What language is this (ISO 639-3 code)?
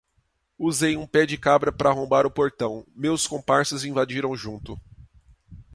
por